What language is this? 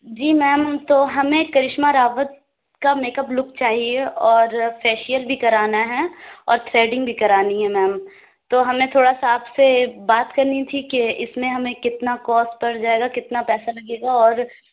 Urdu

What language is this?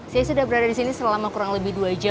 Indonesian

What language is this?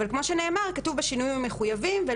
Hebrew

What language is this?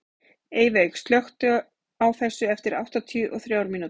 Icelandic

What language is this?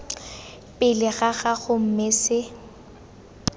Tswana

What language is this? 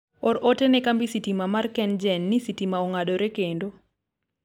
Luo (Kenya and Tanzania)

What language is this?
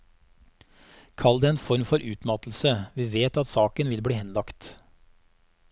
Norwegian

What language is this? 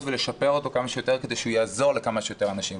Hebrew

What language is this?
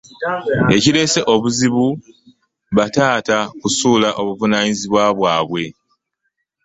Ganda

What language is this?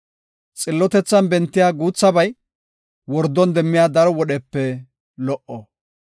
Gofa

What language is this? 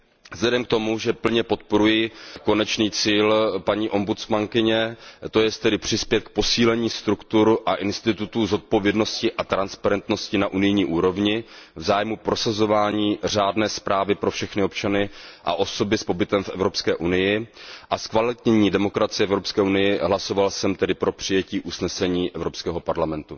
Czech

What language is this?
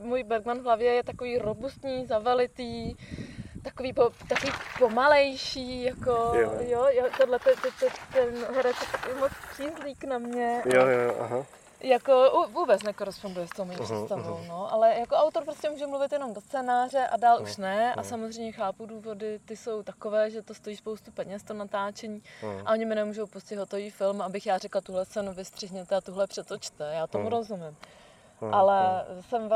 Czech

